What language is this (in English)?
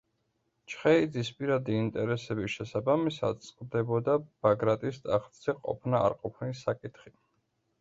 Georgian